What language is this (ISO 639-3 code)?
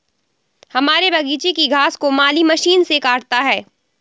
hin